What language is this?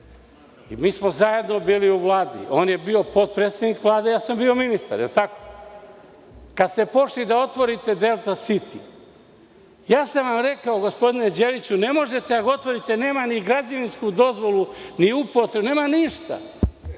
Serbian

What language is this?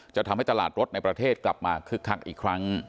Thai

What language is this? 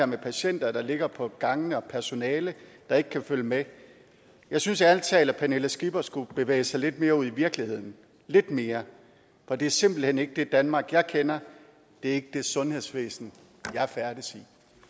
Danish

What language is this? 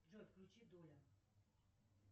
Russian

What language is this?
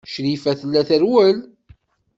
Kabyle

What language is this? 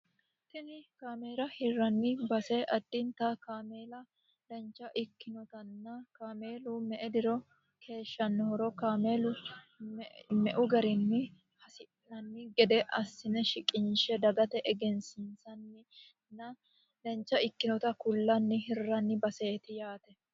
Sidamo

